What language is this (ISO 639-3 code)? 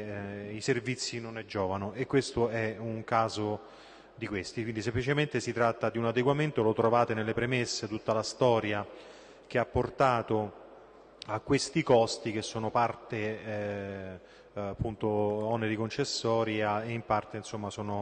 ita